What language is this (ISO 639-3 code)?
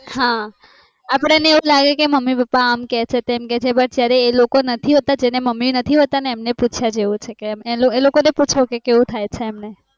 guj